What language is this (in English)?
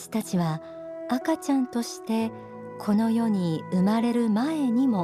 Japanese